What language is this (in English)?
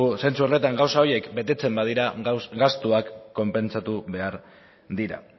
Basque